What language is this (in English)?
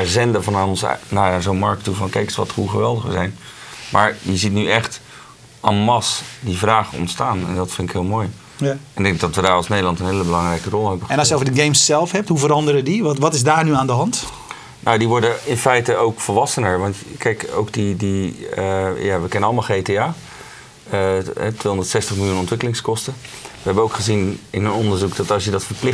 Dutch